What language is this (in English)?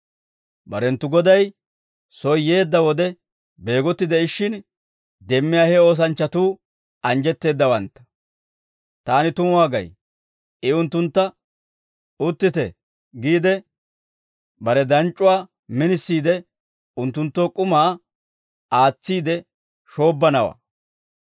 Dawro